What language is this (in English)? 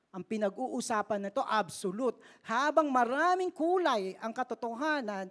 Filipino